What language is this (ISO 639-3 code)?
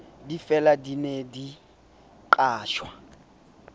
sot